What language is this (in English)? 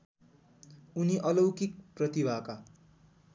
Nepali